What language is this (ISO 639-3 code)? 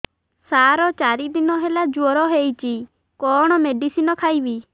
ori